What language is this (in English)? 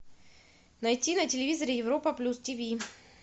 Russian